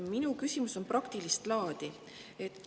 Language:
Estonian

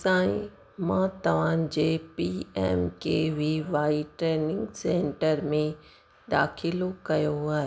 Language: Sindhi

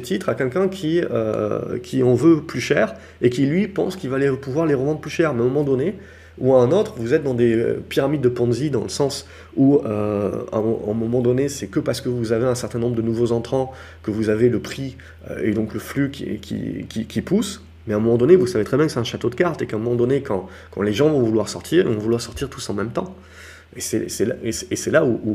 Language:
French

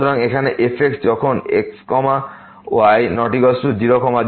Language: Bangla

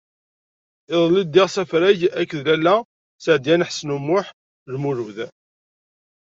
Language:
Kabyle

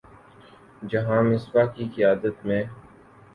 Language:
Urdu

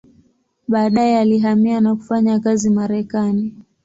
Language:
Swahili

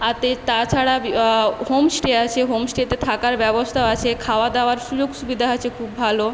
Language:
Bangla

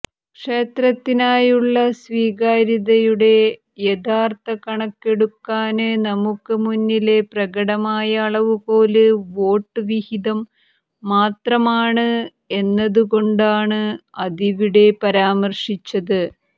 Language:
Malayalam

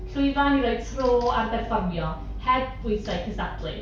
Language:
Welsh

